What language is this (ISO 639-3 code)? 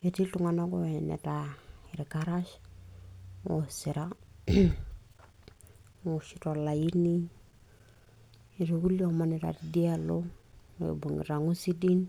mas